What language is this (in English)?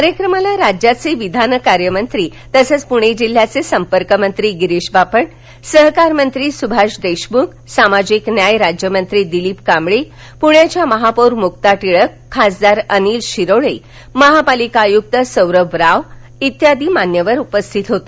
Marathi